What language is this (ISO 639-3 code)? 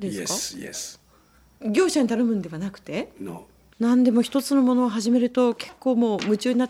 jpn